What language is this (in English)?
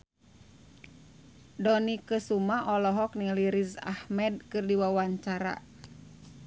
Sundanese